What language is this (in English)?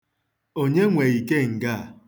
Igbo